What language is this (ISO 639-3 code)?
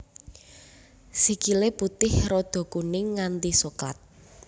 jav